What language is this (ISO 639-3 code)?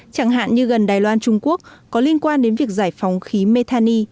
vie